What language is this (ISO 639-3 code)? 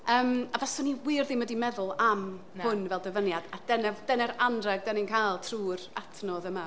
cym